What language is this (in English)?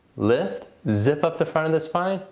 English